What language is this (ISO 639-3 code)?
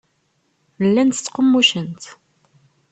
kab